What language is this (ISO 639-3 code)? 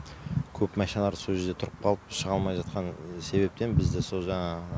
kaz